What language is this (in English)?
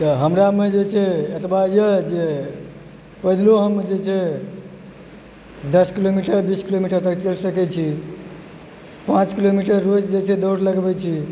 Maithili